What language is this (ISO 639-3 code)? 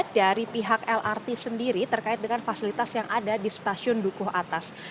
ind